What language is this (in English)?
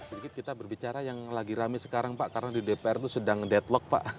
Indonesian